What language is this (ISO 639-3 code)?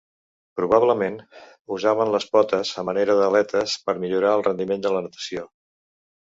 cat